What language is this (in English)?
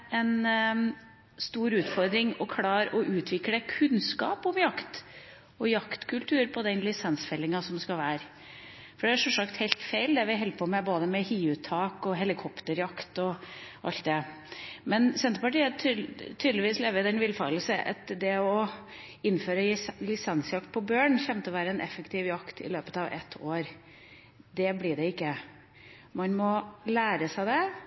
Norwegian Bokmål